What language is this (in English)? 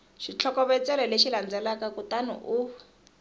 Tsonga